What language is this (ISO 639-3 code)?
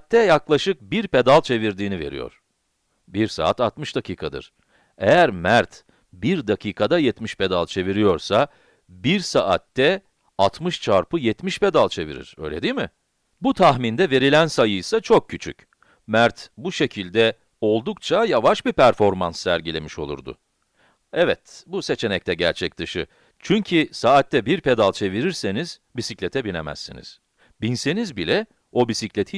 tur